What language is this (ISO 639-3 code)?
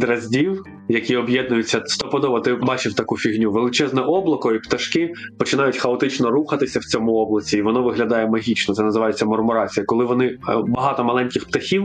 ukr